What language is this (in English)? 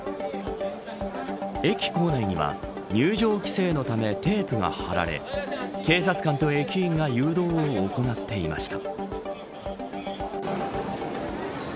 Japanese